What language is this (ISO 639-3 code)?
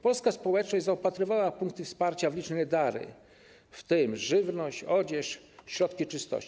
pol